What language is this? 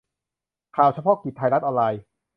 Thai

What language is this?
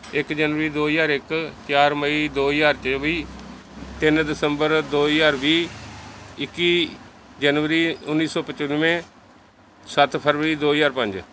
Punjabi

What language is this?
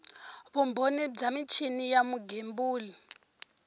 Tsonga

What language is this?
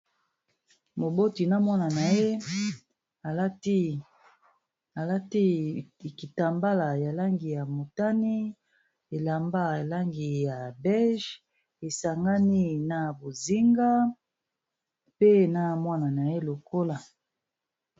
Lingala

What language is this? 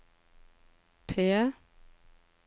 Norwegian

